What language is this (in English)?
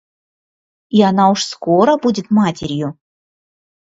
Russian